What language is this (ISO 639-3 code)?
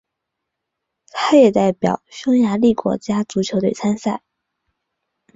zho